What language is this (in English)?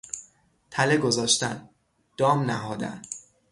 Persian